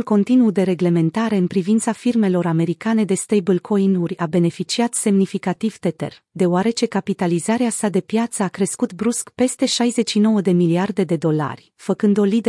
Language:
Romanian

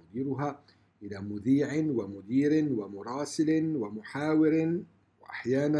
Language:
Arabic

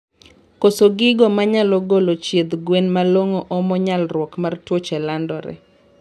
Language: Luo (Kenya and Tanzania)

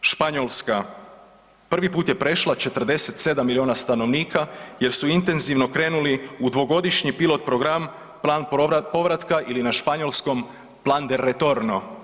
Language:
Croatian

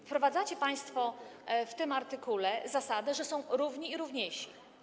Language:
Polish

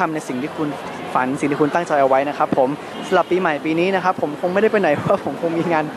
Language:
Thai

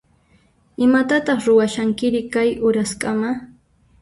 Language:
Puno Quechua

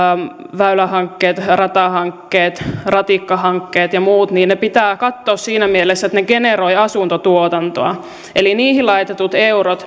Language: Finnish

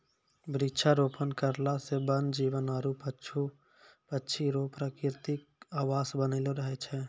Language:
Maithili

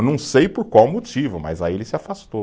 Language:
Portuguese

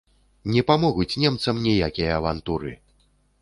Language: Belarusian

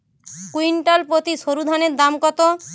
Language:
Bangla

